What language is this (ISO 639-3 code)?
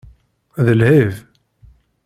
kab